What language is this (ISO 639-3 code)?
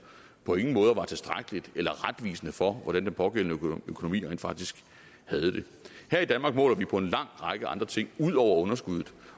dan